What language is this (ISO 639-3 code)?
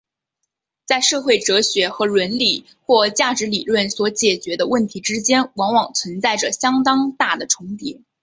zho